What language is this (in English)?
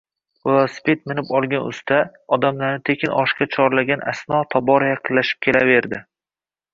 Uzbek